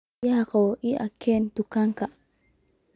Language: Somali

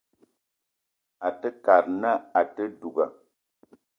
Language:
Eton (Cameroon)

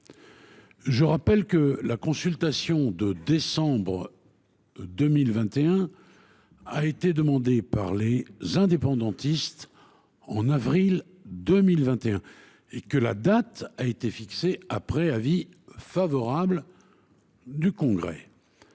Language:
French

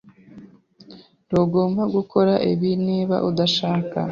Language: Kinyarwanda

